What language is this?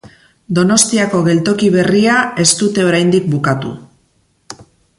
Basque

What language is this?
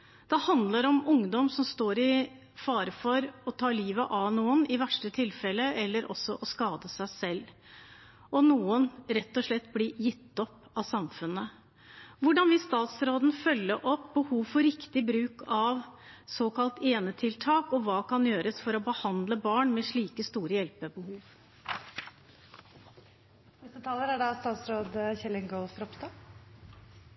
Norwegian Bokmål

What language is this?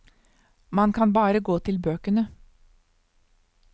Norwegian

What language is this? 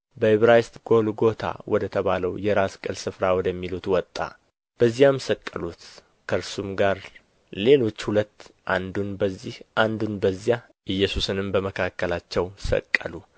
Amharic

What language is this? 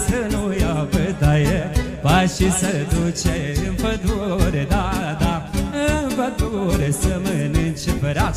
Romanian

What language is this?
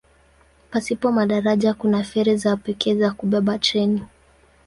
Swahili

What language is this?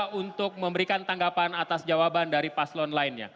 Indonesian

